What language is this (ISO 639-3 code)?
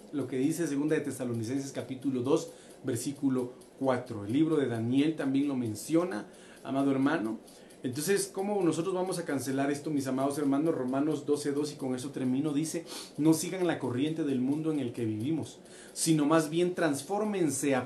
spa